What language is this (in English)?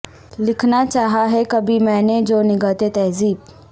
Urdu